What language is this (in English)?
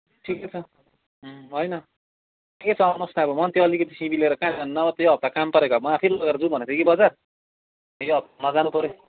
Nepali